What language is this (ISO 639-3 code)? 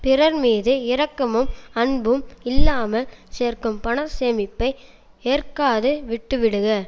tam